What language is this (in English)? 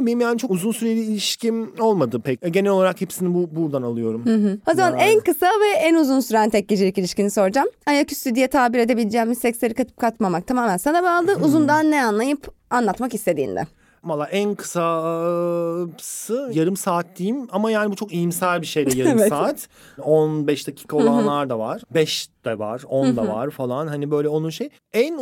Turkish